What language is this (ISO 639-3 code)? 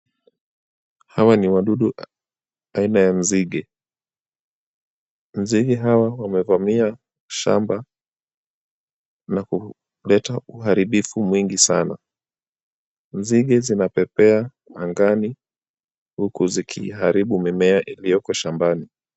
swa